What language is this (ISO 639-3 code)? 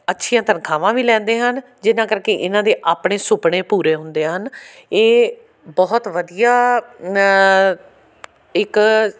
pan